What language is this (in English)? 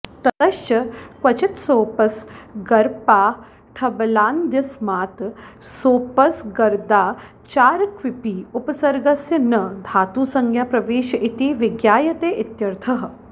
Sanskrit